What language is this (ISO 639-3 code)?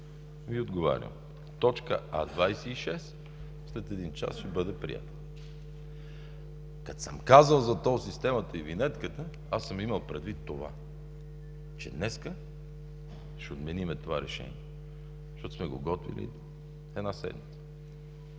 bul